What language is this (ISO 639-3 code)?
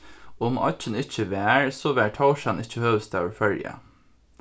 fao